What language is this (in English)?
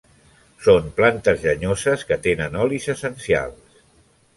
Catalan